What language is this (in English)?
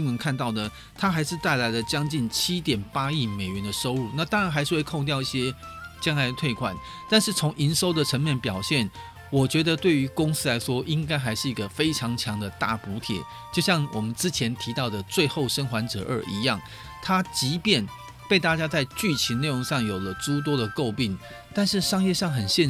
Chinese